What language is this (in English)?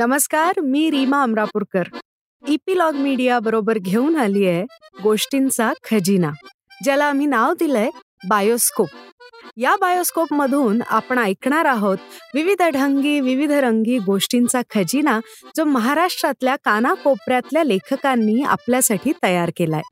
Marathi